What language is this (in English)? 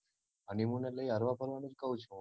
Gujarati